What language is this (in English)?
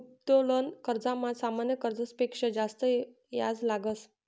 Marathi